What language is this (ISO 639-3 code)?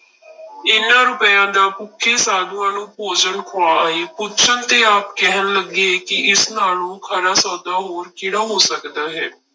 pan